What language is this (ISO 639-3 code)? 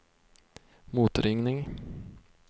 swe